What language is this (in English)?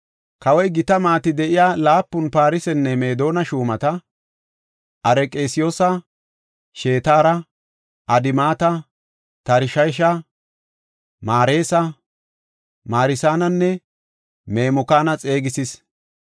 Gofa